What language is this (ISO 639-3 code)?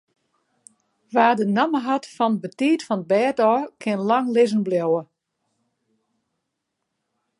fry